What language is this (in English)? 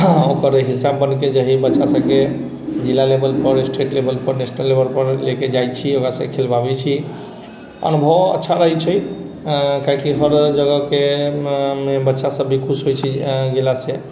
Maithili